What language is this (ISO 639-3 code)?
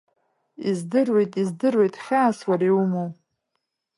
abk